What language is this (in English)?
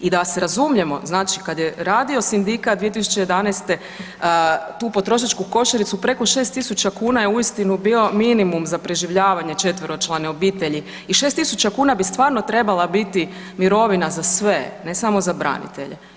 Croatian